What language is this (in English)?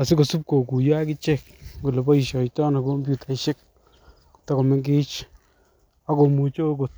Kalenjin